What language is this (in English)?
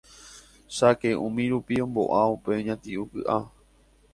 Guarani